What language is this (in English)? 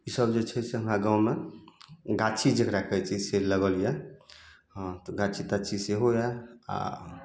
Maithili